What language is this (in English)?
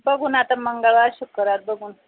Marathi